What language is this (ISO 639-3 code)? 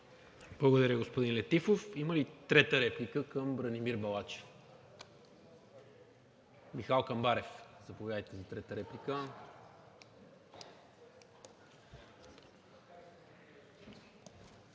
bul